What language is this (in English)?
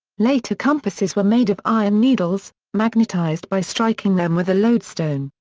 English